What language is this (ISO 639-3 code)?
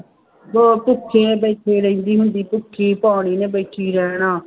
pan